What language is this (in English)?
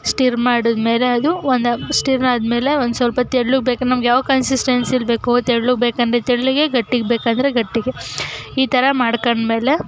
Kannada